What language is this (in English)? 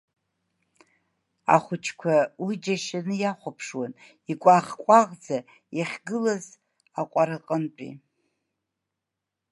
Abkhazian